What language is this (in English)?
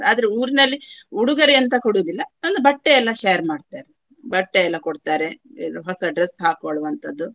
Kannada